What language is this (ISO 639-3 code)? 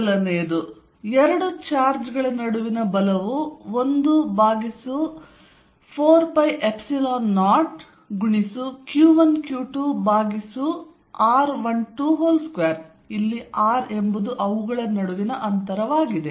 kan